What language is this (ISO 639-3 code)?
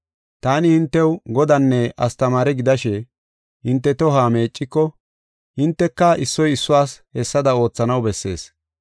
gof